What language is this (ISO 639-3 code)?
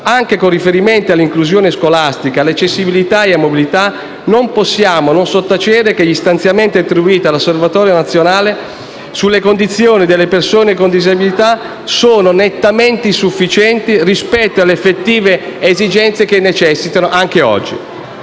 ita